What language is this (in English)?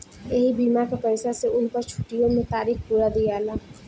Bhojpuri